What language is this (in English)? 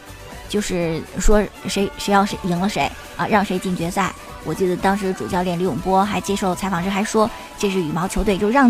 Chinese